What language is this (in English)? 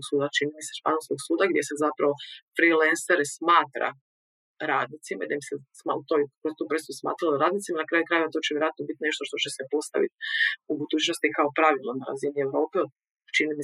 Croatian